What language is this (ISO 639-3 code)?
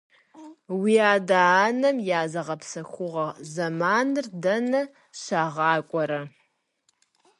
kbd